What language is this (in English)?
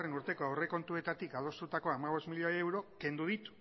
Basque